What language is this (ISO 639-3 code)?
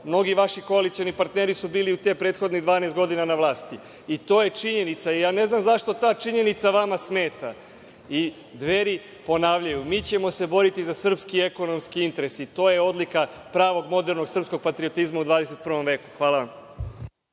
srp